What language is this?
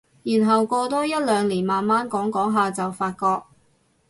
Cantonese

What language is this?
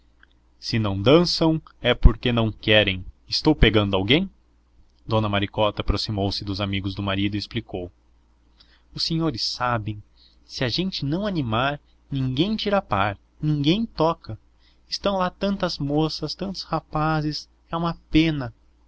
Portuguese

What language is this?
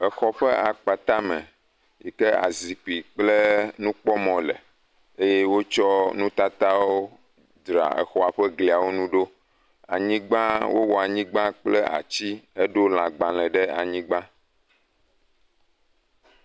Ewe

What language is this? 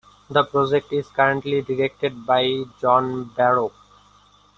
English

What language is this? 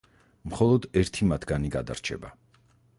Georgian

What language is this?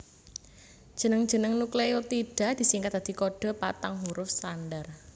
Javanese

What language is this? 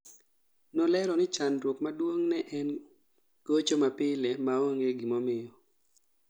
Luo (Kenya and Tanzania)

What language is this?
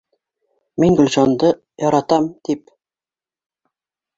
Bashkir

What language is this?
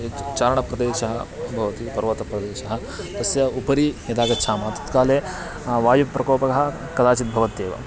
Sanskrit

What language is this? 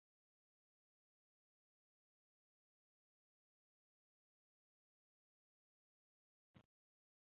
Chinese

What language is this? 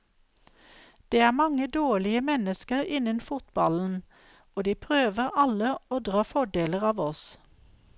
Norwegian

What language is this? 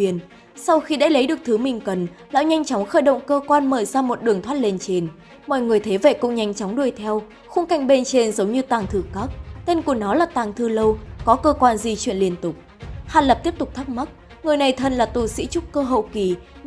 Vietnamese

